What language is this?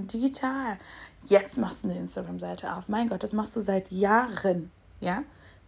German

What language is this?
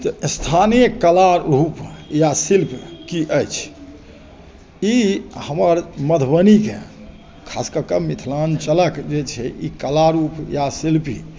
Maithili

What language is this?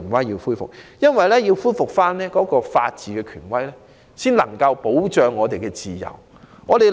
Cantonese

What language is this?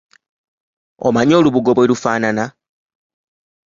Ganda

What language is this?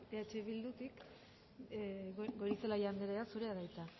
Basque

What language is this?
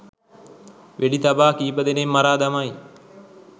Sinhala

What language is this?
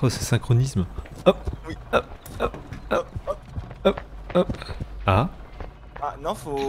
French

